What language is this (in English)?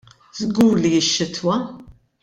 Maltese